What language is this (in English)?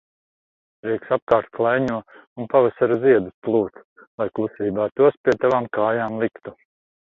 Latvian